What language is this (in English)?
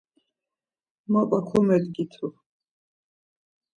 Laz